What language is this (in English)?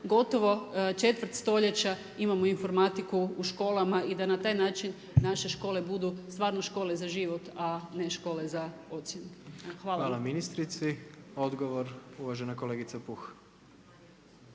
Croatian